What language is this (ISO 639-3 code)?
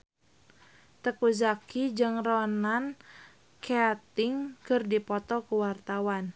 sun